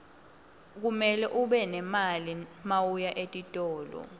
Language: Swati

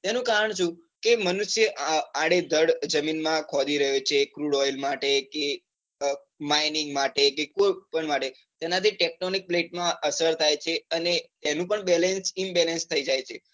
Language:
Gujarati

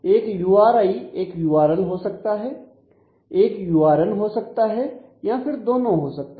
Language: Hindi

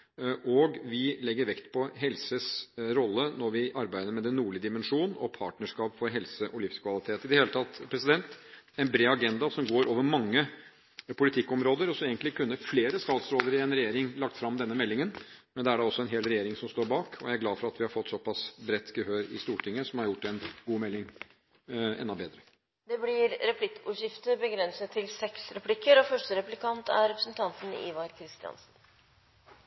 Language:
Norwegian Bokmål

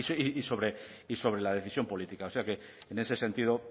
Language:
Spanish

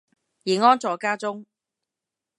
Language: Cantonese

